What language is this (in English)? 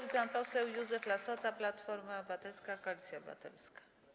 Polish